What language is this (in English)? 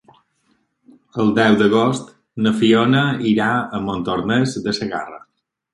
Catalan